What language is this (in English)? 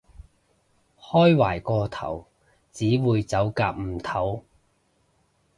Cantonese